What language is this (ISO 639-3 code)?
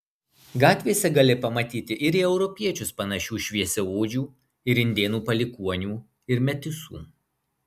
lit